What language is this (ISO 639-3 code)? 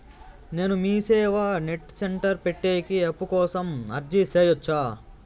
tel